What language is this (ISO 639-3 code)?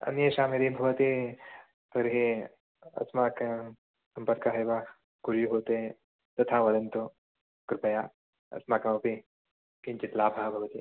san